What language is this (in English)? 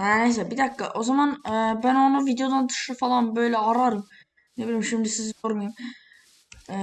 Turkish